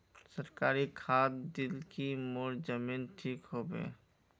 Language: Magahi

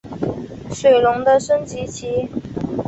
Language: Chinese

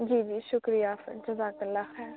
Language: Urdu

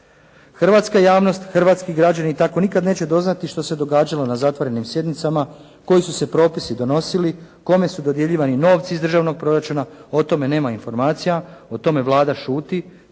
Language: Croatian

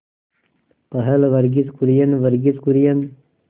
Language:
Hindi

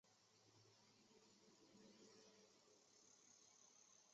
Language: Chinese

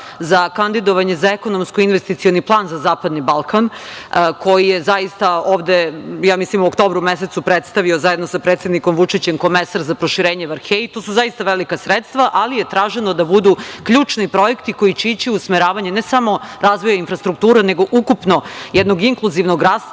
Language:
Serbian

